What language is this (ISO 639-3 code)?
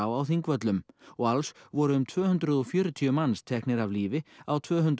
isl